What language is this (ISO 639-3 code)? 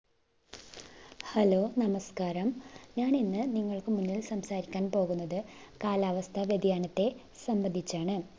mal